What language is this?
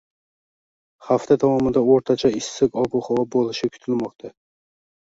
Uzbek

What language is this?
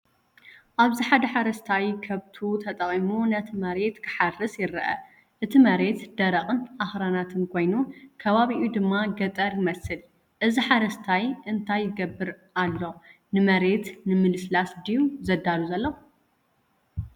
Tigrinya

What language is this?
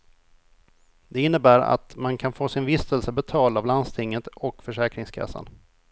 Swedish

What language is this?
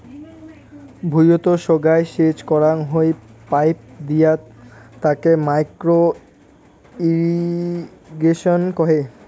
Bangla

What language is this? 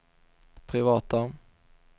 Swedish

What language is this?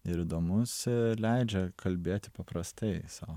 Lithuanian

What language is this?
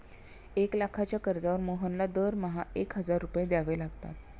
Marathi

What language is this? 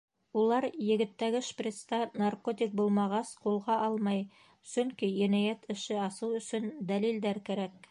Bashkir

